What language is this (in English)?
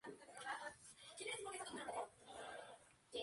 Spanish